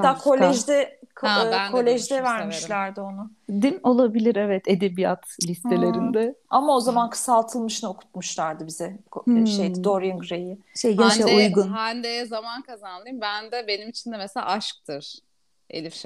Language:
Turkish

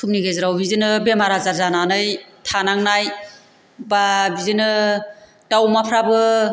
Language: Bodo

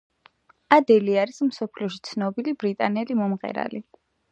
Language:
Georgian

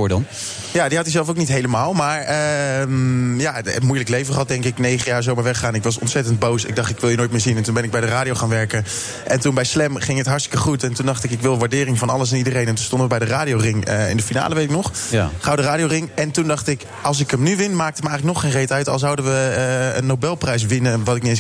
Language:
Dutch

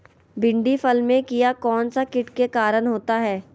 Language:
Magahi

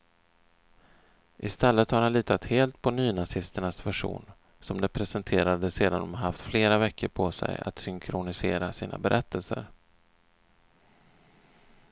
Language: Swedish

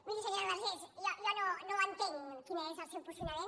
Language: Catalan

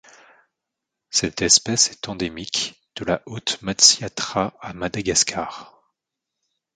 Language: French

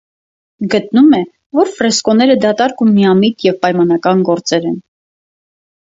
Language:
Armenian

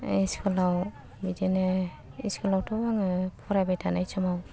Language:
Bodo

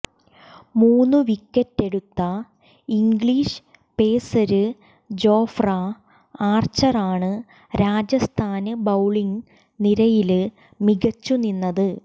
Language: Malayalam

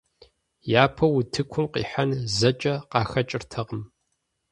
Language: Kabardian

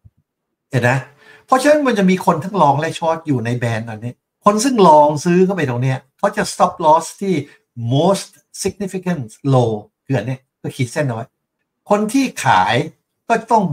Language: Thai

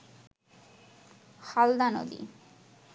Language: Bangla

